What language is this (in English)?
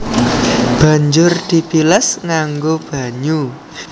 Javanese